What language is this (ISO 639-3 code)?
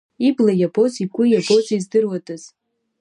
abk